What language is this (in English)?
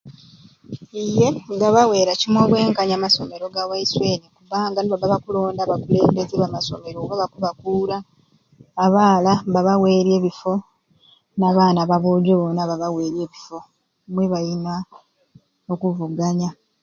Ruuli